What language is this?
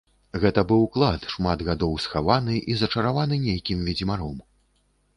Belarusian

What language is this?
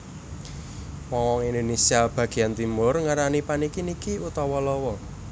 Javanese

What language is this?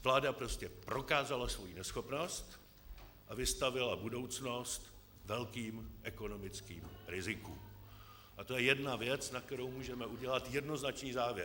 Czech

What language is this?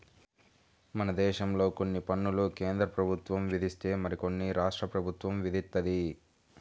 Telugu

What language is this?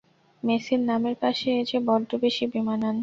Bangla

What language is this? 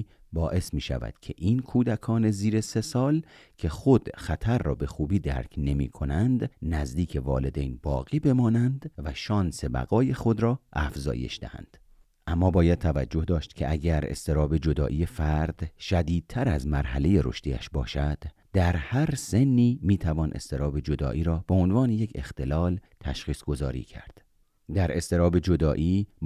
Persian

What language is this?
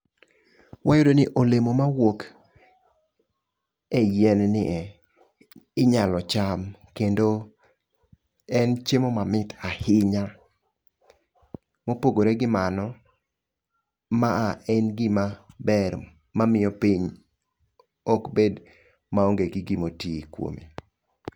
Luo (Kenya and Tanzania)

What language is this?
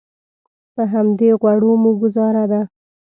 Pashto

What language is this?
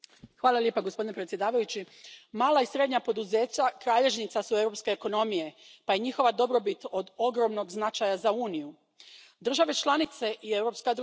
Croatian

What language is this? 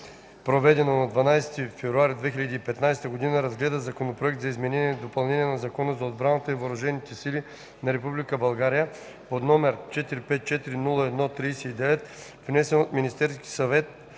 Bulgarian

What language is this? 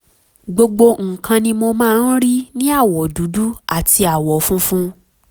Yoruba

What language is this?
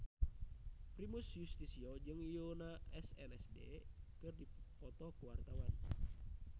Sundanese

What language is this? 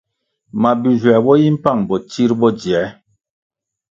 Kwasio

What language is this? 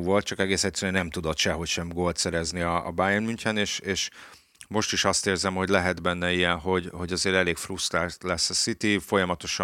Hungarian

